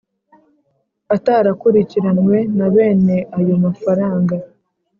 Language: Kinyarwanda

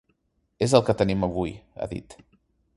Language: Catalan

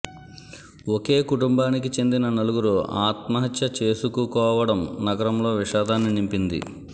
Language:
Telugu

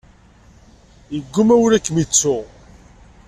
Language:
Kabyle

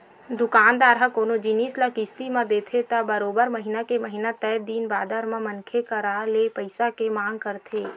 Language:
Chhattisgarhi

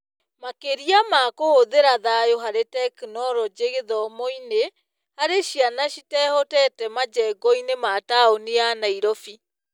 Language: Kikuyu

